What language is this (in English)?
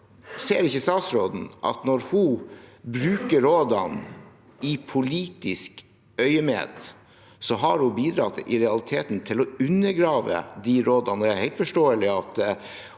Norwegian